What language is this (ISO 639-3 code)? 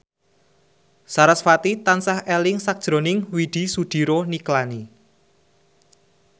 jav